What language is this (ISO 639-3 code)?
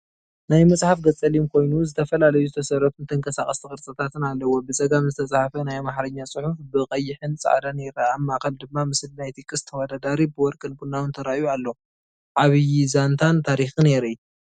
tir